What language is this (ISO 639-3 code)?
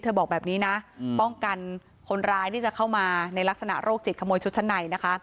tha